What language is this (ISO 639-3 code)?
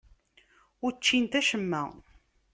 kab